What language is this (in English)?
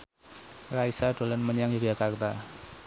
Javanese